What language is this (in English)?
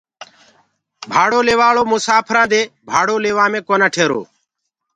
Gurgula